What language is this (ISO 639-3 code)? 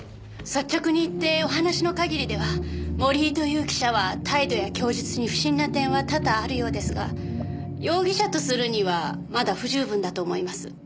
jpn